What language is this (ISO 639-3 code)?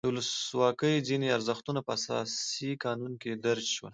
pus